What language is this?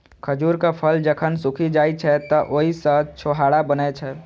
Maithili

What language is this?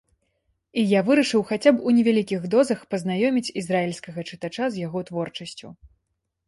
Belarusian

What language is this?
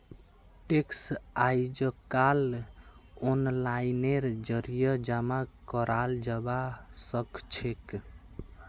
Magahi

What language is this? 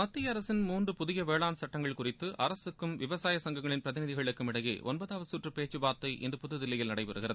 Tamil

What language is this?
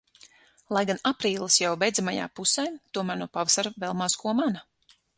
Latvian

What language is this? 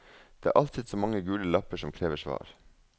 Norwegian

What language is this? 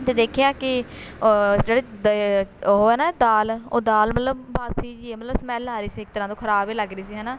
Punjabi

